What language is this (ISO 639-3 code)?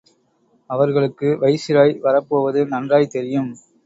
tam